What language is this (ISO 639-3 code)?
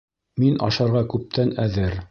bak